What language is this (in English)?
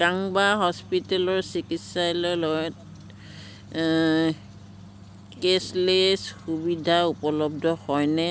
Assamese